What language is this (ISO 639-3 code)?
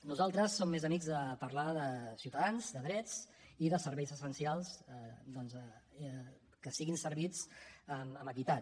cat